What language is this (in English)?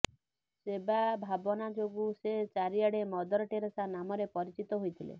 Odia